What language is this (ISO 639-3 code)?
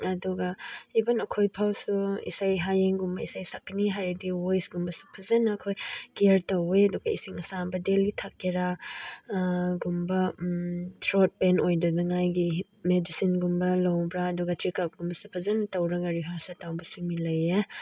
mni